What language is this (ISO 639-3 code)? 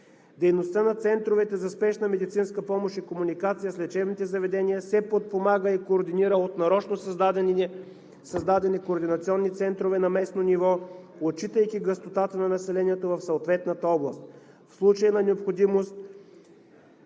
bul